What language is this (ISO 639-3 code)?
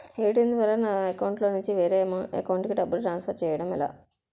tel